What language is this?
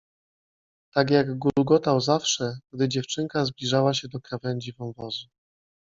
Polish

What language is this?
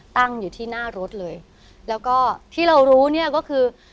Thai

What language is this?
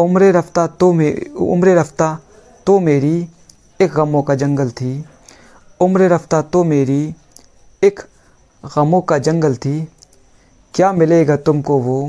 Hindi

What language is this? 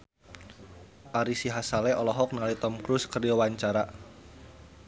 Sundanese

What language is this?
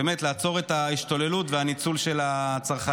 Hebrew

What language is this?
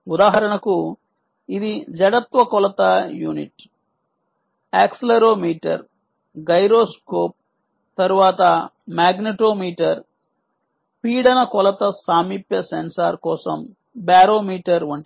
Telugu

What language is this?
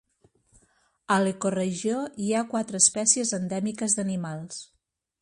Catalan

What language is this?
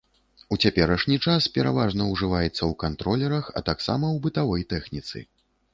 Belarusian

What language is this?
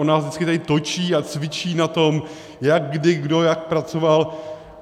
Czech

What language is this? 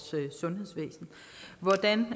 Danish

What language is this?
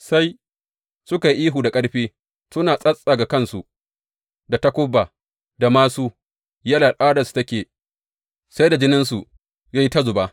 Hausa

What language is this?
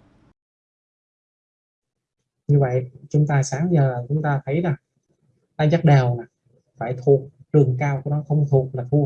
Vietnamese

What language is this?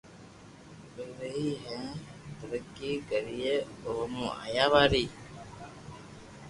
Loarki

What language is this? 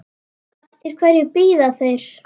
Icelandic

